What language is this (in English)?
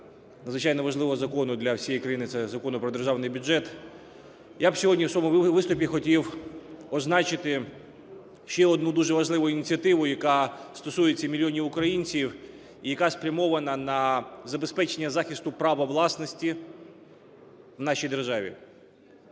Ukrainian